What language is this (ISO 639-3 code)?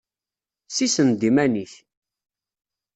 kab